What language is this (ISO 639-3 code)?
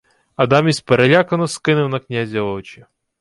ukr